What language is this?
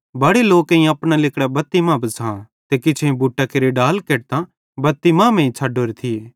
Bhadrawahi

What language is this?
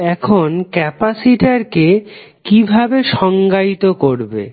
Bangla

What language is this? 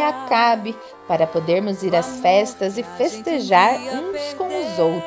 Portuguese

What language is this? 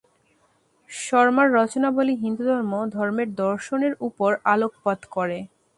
Bangla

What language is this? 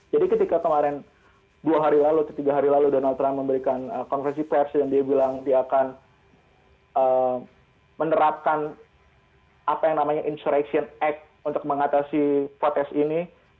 Indonesian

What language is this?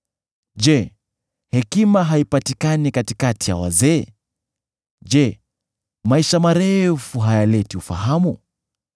Swahili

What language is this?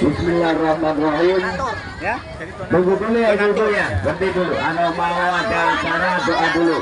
Indonesian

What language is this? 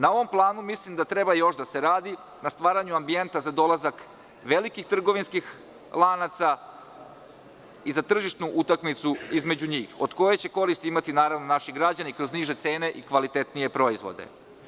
Serbian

